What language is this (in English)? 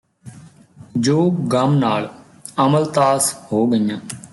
Punjabi